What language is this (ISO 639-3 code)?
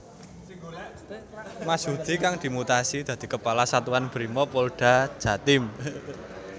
jav